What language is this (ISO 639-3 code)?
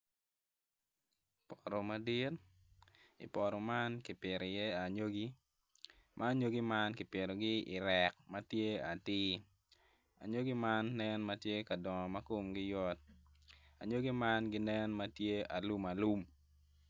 ach